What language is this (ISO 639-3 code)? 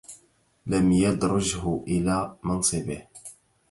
ara